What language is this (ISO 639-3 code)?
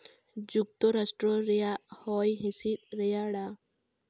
sat